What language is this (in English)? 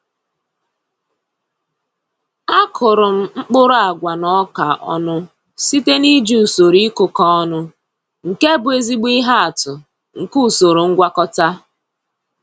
Igbo